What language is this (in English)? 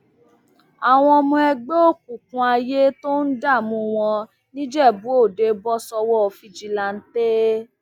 Yoruba